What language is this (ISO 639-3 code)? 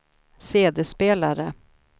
swe